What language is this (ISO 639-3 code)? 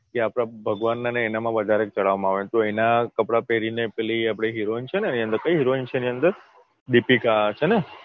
guj